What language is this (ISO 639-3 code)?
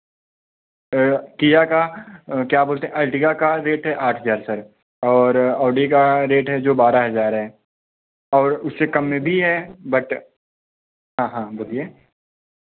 hin